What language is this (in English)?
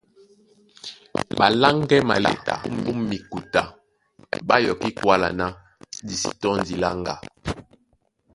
Duala